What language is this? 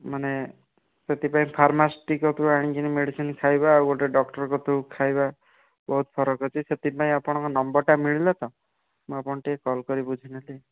Odia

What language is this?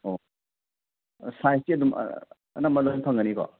Manipuri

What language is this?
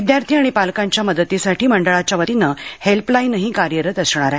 Marathi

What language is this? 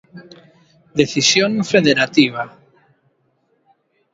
Galician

